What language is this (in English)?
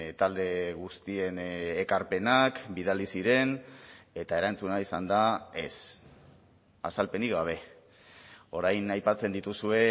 Basque